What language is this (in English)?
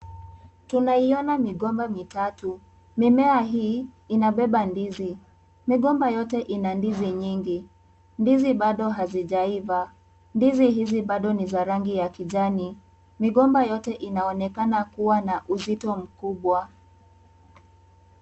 Swahili